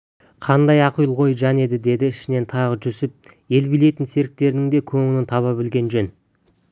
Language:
Kazakh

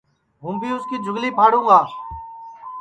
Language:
Sansi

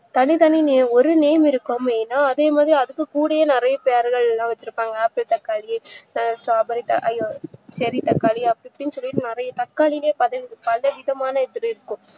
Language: Tamil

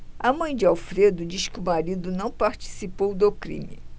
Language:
Portuguese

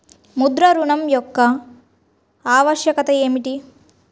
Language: Telugu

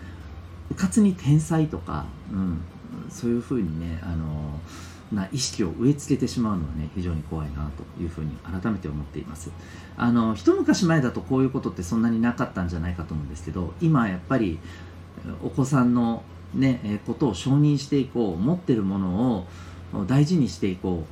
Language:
Japanese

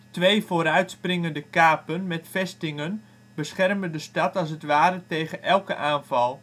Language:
Dutch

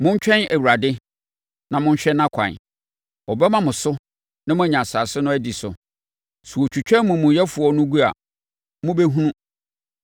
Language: Akan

